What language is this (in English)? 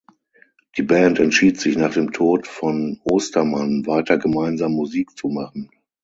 German